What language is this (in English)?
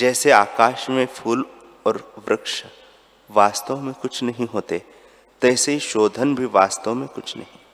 Hindi